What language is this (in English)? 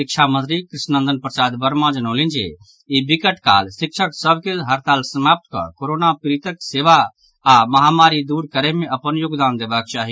Maithili